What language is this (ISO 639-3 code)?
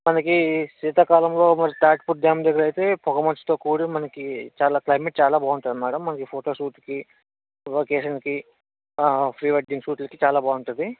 tel